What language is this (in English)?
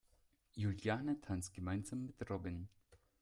German